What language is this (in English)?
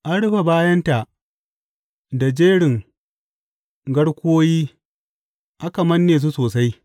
Hausa